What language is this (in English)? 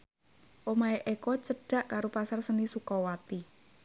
Javanese